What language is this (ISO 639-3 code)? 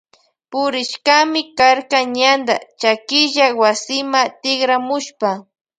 qvj